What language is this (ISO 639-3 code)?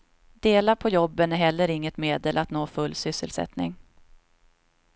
swe